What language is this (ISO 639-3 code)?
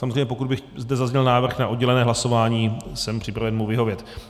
ces